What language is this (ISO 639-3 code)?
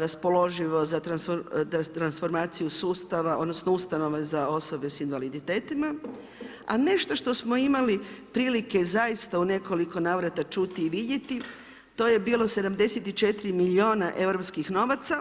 hrv